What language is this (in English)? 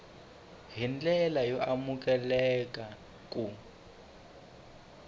Tsonga